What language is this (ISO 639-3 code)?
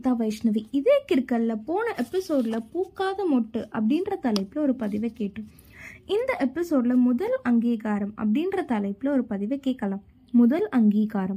tam